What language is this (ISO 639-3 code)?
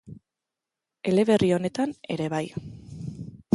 eus